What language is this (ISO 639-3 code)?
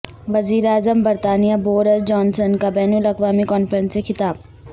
urd